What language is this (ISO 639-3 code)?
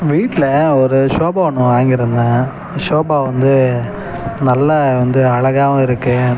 tam